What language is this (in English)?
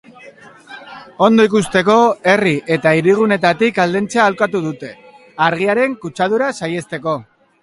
Basque